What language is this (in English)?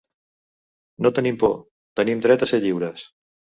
Catalan